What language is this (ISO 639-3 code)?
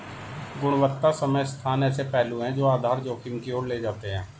hin